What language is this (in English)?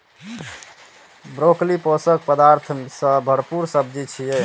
Maithili